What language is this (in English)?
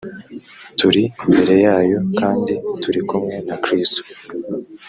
Kinyarwanda